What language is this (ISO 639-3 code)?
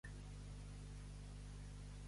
cat